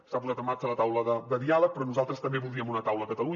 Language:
Catalan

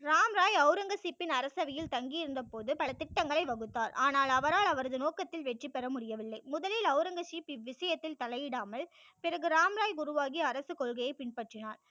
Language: Tamil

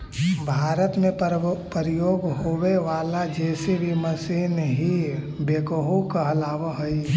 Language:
Magahi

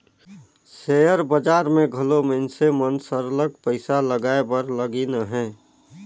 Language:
Chhattisgarhi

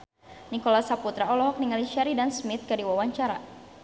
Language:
Sundanese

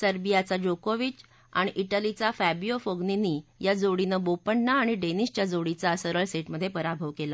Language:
Marathi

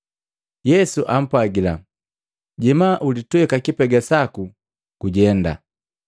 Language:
Matengo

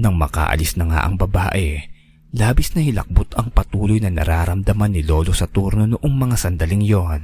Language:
Filipino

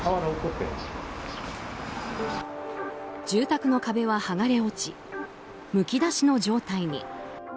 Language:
Japanese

